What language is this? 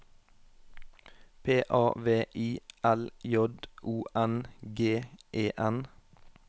Norwegian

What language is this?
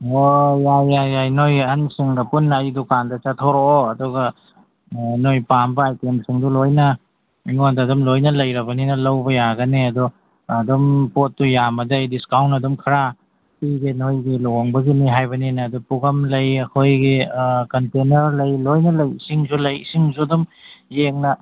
Manipuri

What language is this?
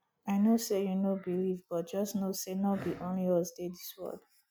Nigerian Pidgin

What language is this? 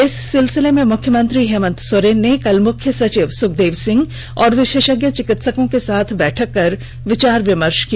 Hindi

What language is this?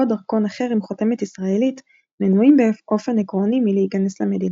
Hebrew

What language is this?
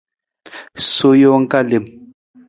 Nawdm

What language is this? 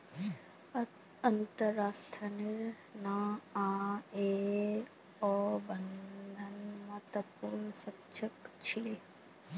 Magahi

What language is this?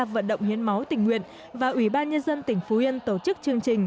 Vietnamese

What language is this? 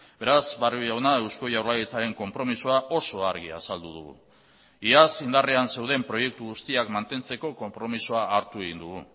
Basque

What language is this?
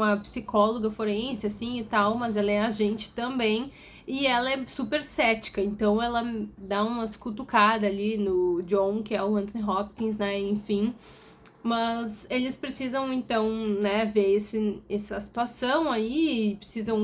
Portuguese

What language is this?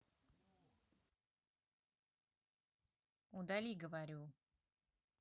Russian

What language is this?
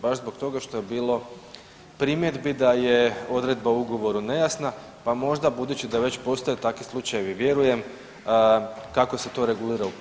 Croatian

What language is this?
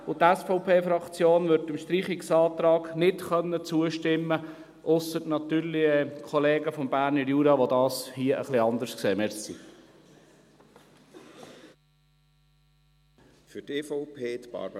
Swiss German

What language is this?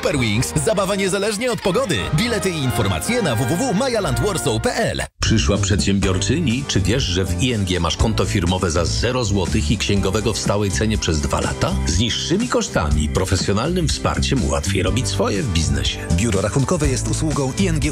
Polish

